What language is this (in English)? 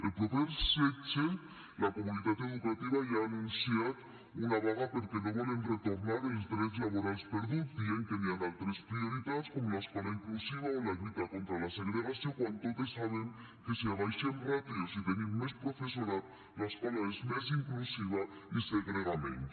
Catalan